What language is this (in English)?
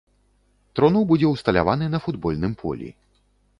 Belarusian